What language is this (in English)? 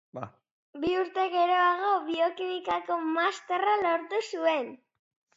Basque